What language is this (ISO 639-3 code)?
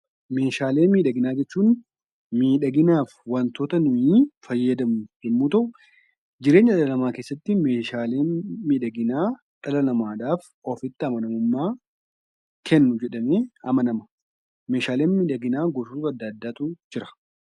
orm